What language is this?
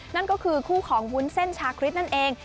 Thai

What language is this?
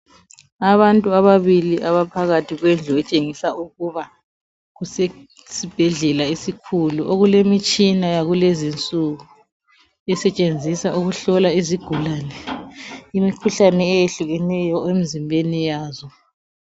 North Ndebele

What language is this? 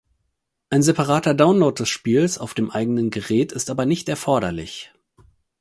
German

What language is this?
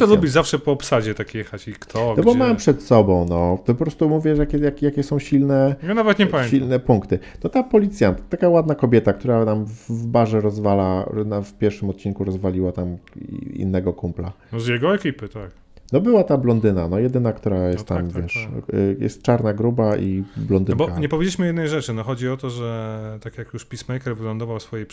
Polish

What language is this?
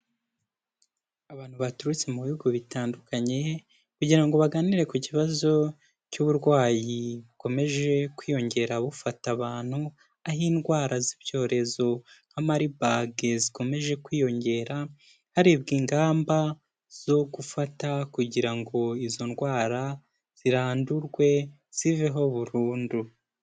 Kinyarwanda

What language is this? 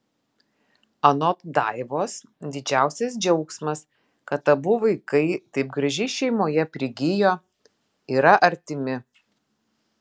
Lithuanian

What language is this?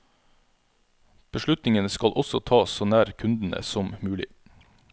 Norwegian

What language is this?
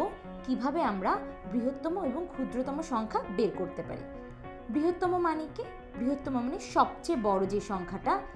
Bangla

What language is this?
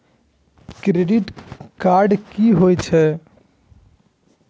Maithili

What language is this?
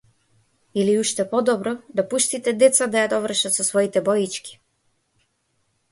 Macedonian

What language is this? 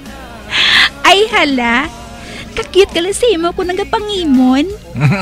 Filipino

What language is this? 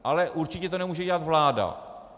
Czech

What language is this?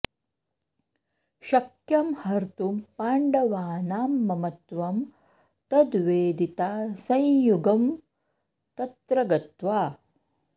Sanskrit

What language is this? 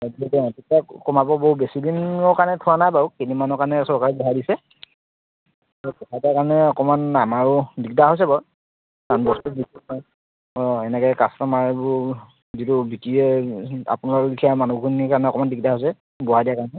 Assamese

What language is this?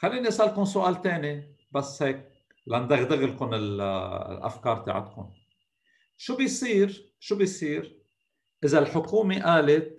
Arabic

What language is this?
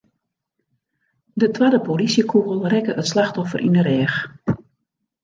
Western Frisian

